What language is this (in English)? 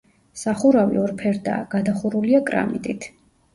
Georgian